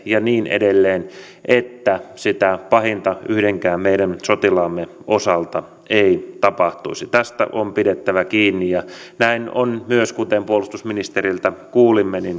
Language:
Finnish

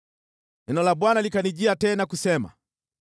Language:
Swahili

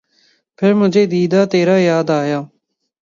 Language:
Urdu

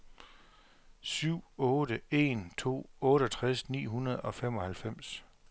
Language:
Danish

